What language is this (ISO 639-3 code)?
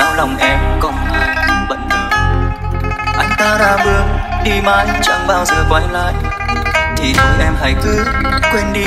vie